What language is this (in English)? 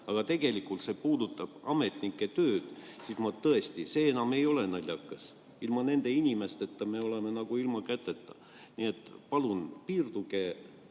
Estonian